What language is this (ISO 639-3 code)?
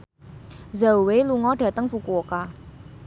jav